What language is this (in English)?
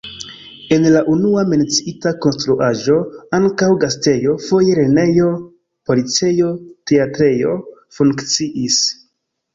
Esperanto